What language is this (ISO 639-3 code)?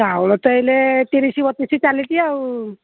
ori